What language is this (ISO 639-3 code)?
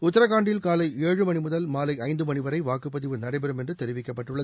tam